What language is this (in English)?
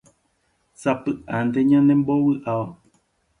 Guarani